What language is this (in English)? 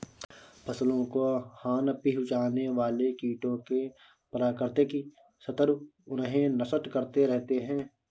Hindi